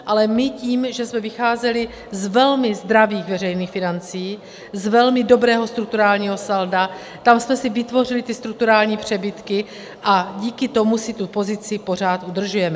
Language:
Czech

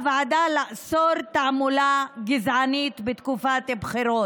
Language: Hebrew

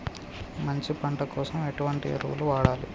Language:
Telugu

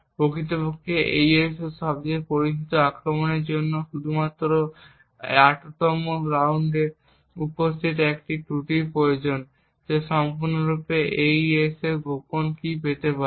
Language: Bangla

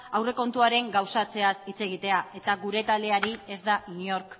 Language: Basque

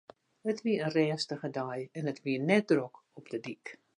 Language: Western Frisian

